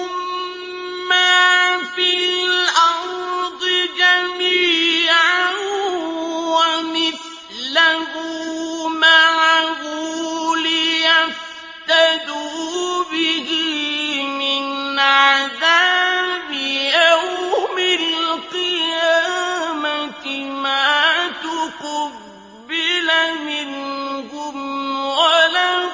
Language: Arabic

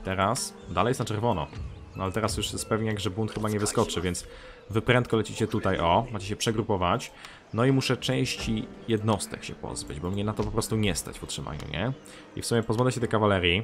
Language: Polish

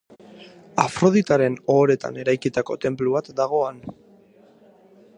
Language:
Basque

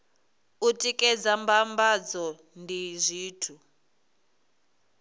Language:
Venda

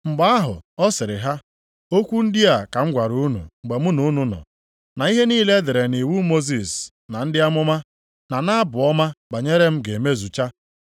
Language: Igbo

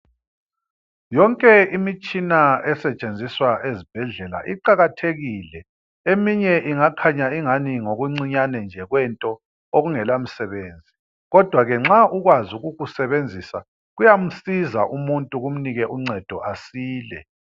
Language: North Ndebele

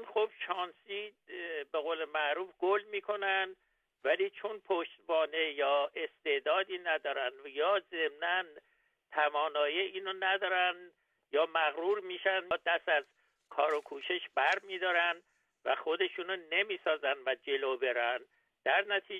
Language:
Persian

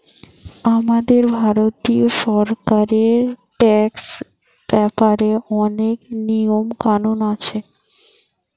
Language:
Bangla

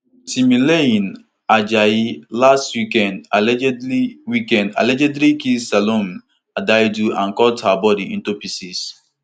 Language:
Nigerian Pidgin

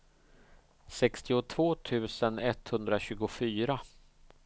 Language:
Swedish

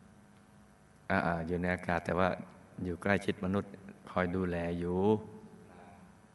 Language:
Thai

